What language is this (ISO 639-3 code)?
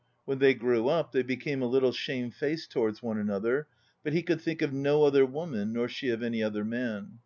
eng